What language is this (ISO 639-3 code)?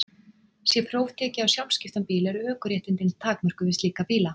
isl